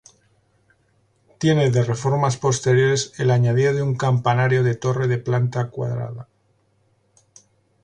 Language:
Spanish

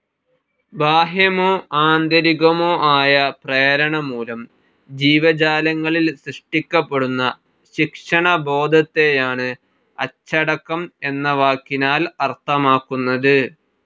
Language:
Malayalam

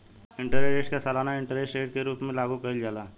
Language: Bhojpuri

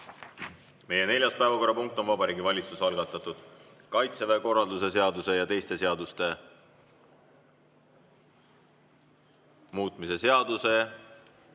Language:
Estonian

